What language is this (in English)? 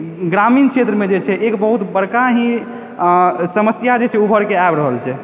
Maithili